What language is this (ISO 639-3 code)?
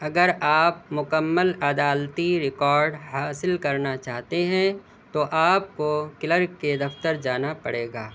urd